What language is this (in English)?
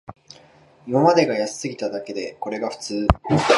Japanese